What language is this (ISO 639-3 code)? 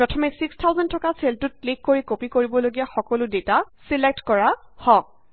asm